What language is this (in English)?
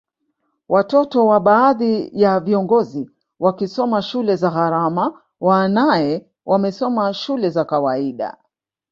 Swahili